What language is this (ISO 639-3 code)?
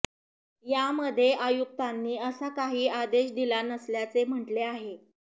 mar